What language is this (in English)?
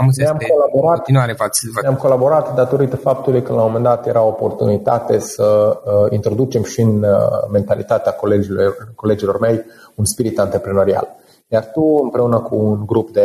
Romanian